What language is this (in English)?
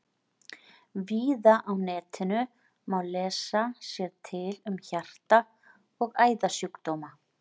Icelandic